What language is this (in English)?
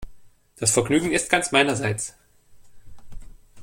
German